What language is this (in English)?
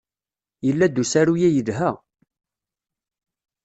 Kabyle